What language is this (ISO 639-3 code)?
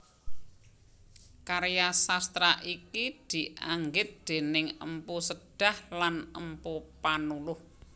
jav